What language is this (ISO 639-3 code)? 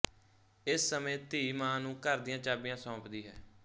pan